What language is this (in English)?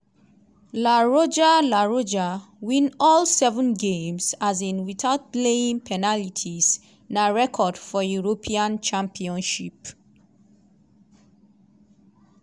Nigerian Pidgin